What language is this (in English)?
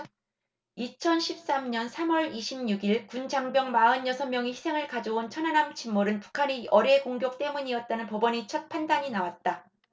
Korean